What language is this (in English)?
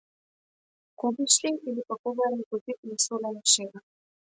Macedonian